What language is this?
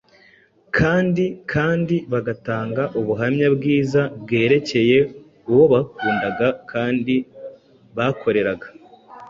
Kinyarwanda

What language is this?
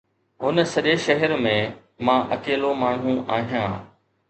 Sindhi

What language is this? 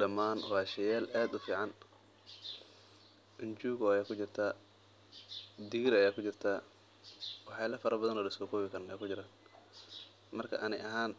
Somali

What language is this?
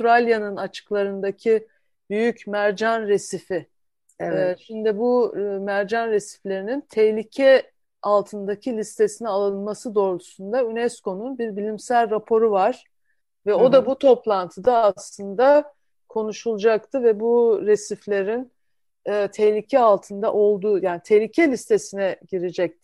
Turkish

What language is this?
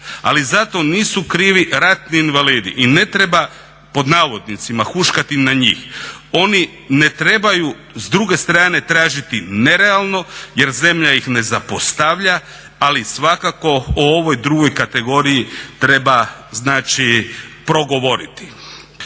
Croatian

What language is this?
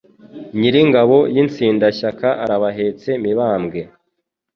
Kinyarwanda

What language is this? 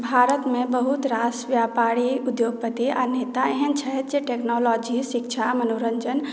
Maithili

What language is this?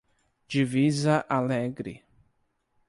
Portuguese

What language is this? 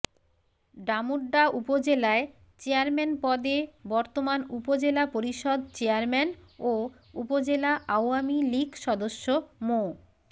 Bangla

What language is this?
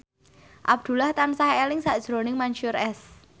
Javanese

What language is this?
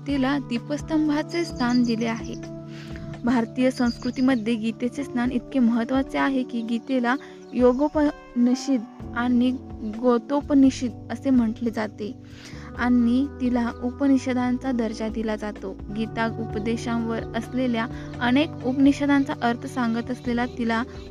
Hindi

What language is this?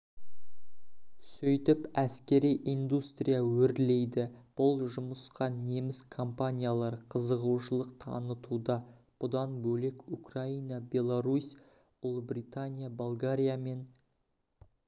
Kazakh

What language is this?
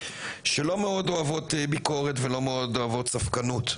Hebrew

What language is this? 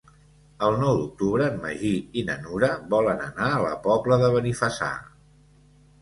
Catalan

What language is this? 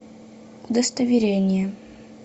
Russian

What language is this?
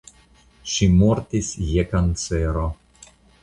Esperanto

